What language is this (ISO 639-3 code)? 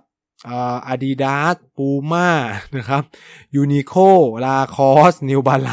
tha